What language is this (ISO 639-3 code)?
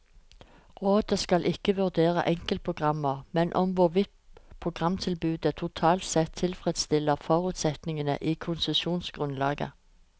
nor